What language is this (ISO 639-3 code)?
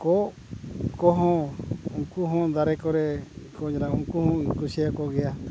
sat